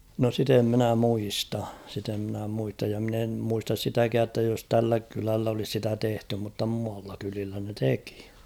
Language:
Finnish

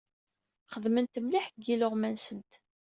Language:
Kabyle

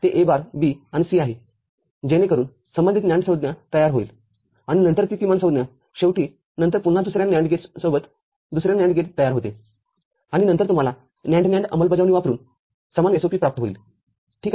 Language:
Marathi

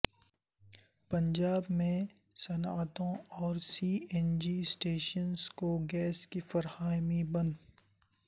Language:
Urdu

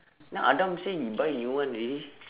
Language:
English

